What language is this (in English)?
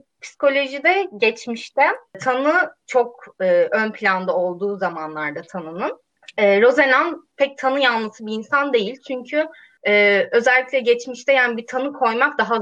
Turkish